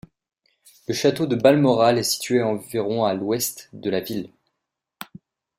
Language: French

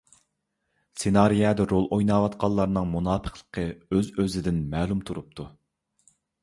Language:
Uyghur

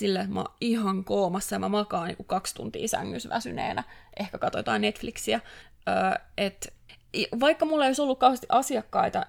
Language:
Finnish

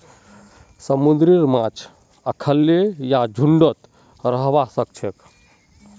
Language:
Magahi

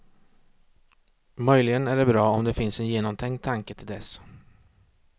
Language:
Swedish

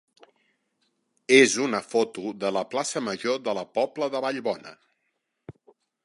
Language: Catalan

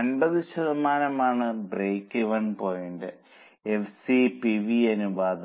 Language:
Malayalam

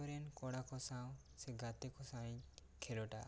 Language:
Santali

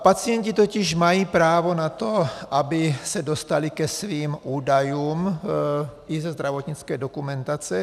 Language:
Czech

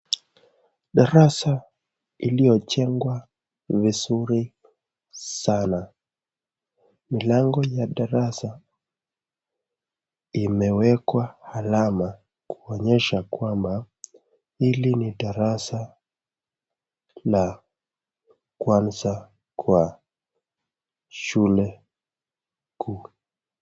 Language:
Swahili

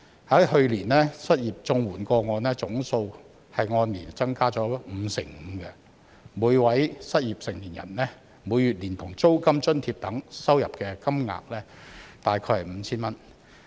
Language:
Cantonese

